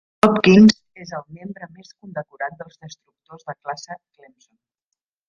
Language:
Catalan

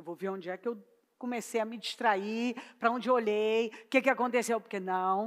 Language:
Portuguese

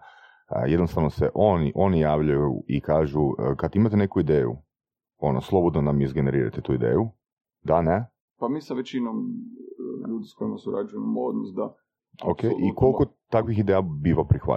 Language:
Croatian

